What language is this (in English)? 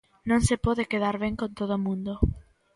Galician